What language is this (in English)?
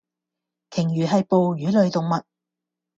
Cantonese